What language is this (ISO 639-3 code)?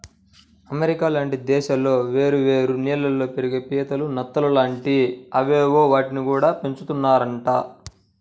tel